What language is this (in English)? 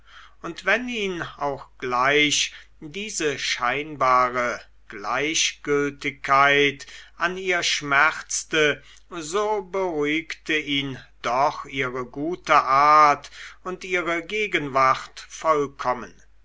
German